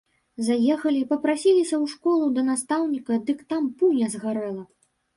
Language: Belarusian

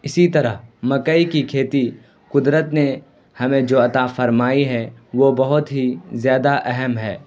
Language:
Urdu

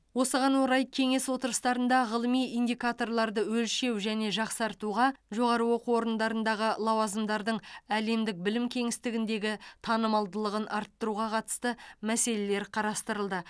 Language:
Kazakh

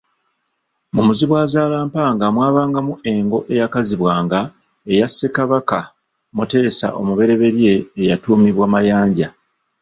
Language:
Ganda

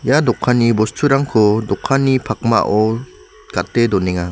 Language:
Garo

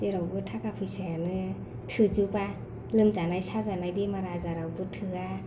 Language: Bodo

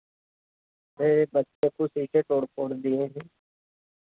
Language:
Hindi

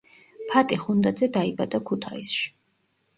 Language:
Georgian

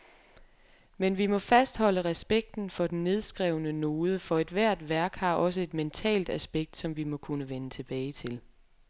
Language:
Danish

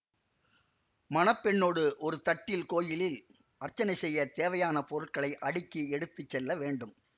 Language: Tamil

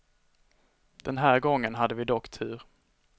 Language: Swedish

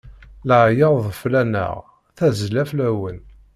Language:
Kabyle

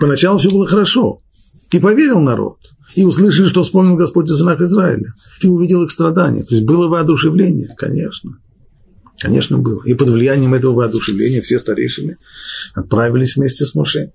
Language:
Russian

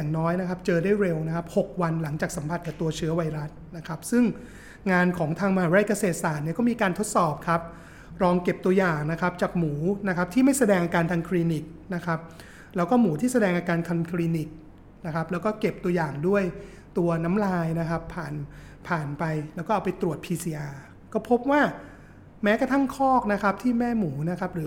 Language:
Thai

